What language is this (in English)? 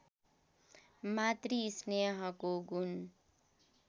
Nepali